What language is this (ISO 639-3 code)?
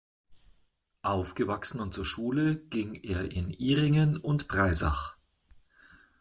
deu